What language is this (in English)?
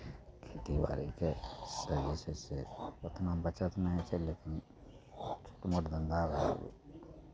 Maithili